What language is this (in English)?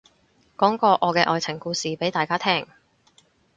Cantonese